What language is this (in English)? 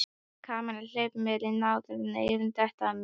Icelandic